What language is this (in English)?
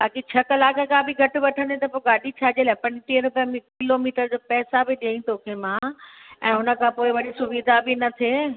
Sindhi